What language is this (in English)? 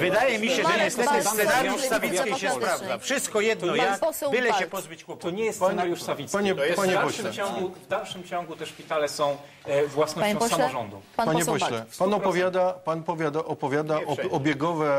Polish